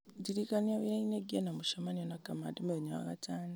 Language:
Kikuyu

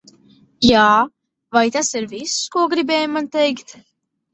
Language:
Latvian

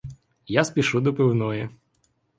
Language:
Ukrainian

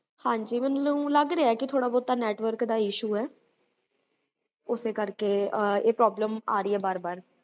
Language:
Punjabi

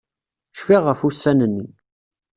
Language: Kabyle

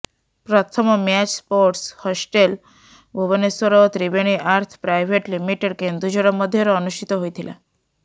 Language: Odia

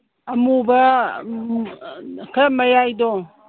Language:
Manipuri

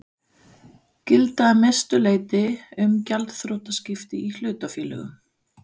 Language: Icelandic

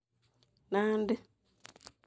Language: Kalenjin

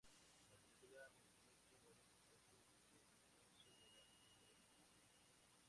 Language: Spanish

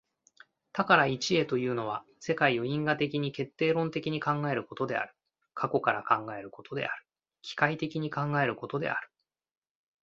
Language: Japanese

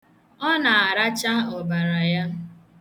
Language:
Igbo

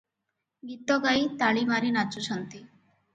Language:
Odia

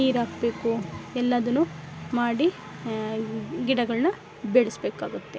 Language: Kannada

